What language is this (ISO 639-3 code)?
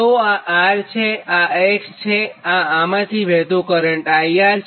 guj